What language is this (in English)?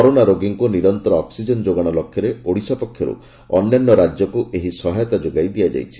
Odia